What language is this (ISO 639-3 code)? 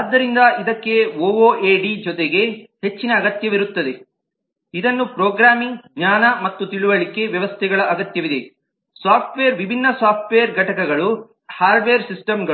kan